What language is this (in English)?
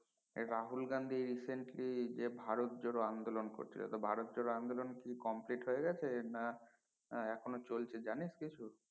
Bangla